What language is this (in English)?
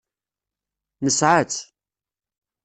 Kabyle